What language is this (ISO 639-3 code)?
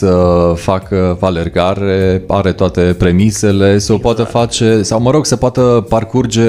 ron